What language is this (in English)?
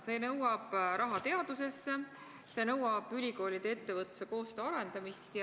Estonian